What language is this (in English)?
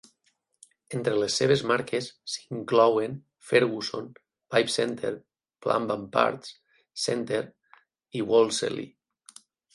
Catalan